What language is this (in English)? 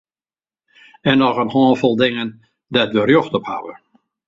Western Frisian